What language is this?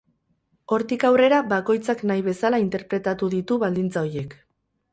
Basque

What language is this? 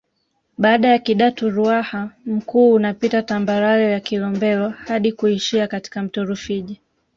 Swahili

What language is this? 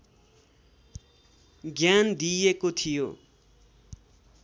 Nepali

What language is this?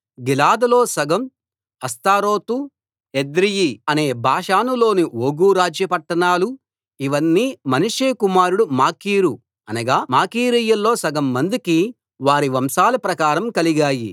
Telugu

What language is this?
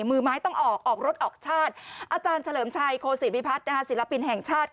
Thai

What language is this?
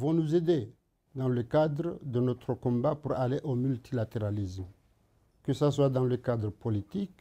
French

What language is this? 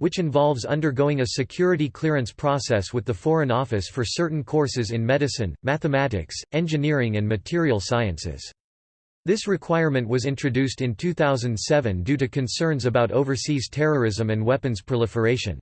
English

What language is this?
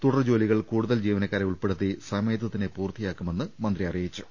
Malayalam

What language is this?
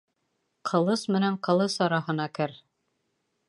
Bashkir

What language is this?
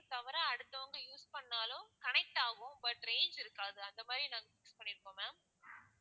Tamil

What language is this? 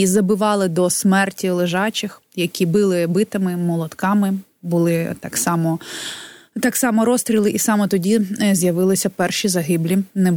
Ukrainian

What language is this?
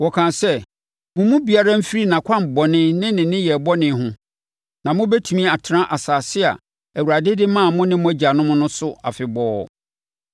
Akan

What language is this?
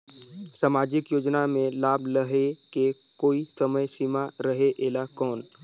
Chhattisgarhi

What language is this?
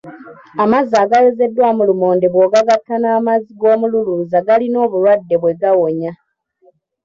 Ganda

